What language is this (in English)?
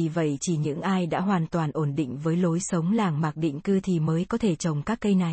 Vietnamese